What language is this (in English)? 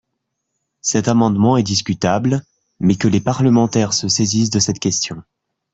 French